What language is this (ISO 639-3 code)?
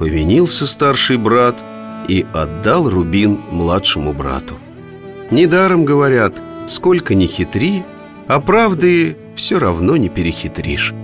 rus